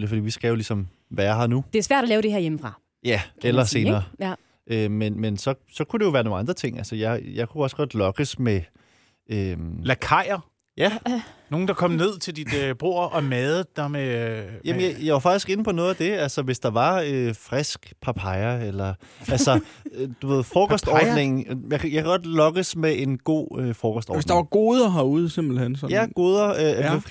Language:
Danish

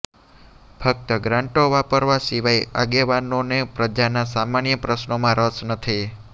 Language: Gujarati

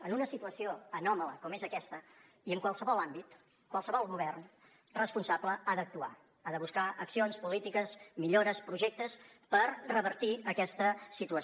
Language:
Catalan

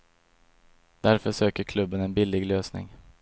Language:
Swedish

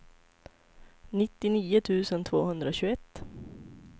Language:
Swedish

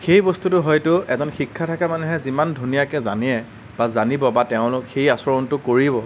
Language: Assamese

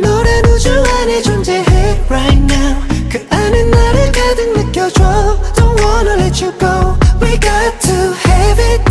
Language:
Korean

